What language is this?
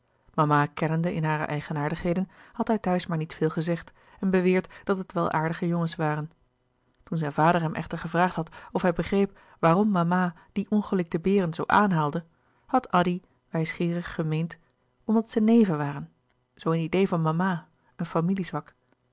Dutch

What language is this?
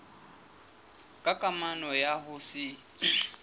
Southern Sotho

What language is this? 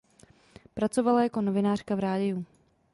Czech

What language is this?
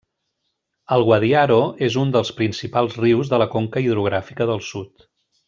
Catalan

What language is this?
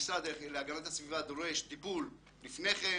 Hebrew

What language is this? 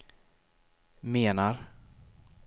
Swedish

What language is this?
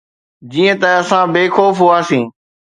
Sindhi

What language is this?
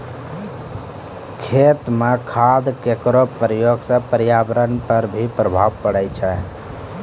Maithili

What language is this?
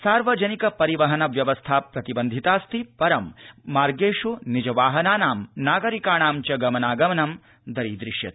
Sanskrit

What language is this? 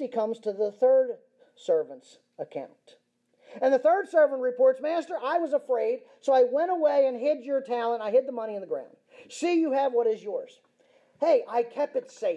English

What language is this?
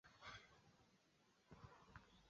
Swahili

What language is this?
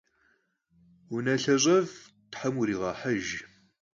Kabardian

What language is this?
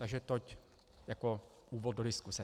Czech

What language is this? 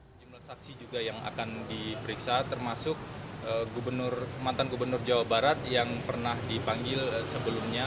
Indonesian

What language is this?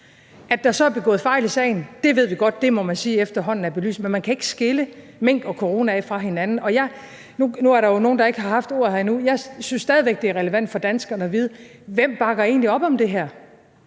Danish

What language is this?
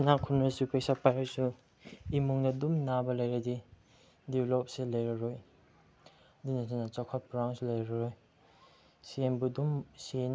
Manipuri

